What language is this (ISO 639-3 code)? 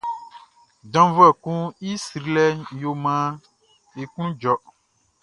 bci